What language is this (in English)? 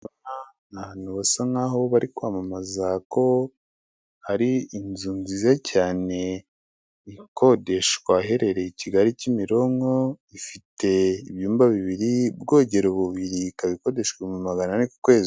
Kinyarwanda